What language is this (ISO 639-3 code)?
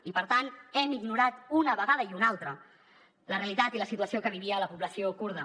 cat